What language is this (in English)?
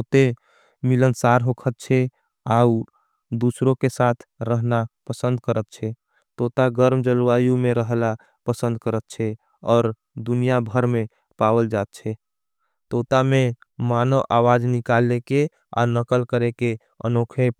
Angika